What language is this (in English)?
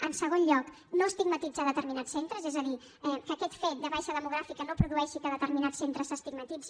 Catalan